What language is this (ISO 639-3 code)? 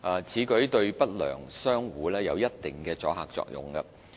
yue